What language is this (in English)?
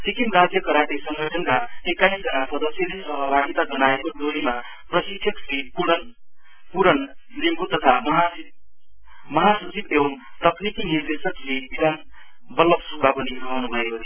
Nepali